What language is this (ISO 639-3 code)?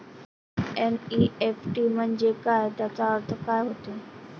mar